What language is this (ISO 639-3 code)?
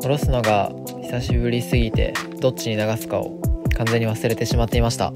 jpn